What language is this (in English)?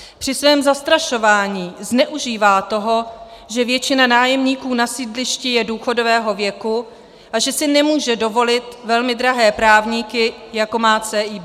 Czech